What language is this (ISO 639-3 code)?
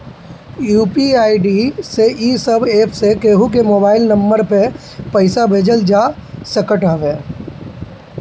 bho